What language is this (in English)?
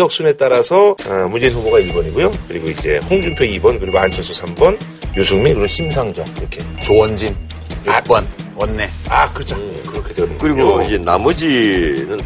Korean